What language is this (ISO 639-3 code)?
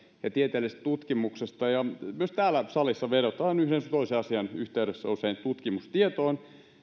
fin